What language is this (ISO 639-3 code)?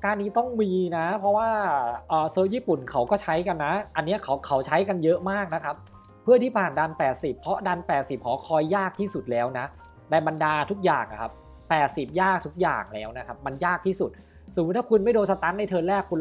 tha